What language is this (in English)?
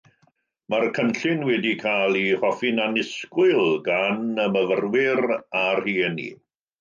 Welsh